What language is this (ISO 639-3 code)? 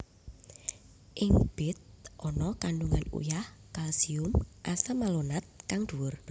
jav